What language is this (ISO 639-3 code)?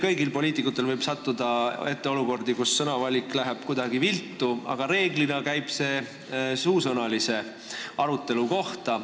est